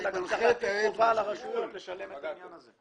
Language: Hebrew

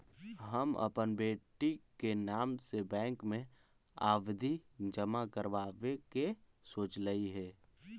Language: Magahi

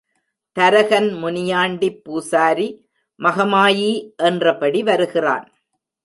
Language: Tamil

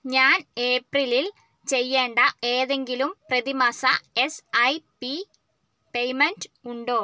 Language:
Malayalam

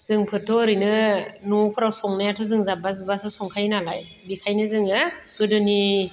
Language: Bodo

